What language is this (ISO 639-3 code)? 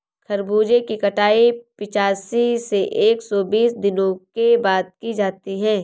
hin